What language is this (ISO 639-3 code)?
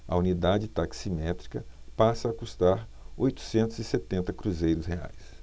por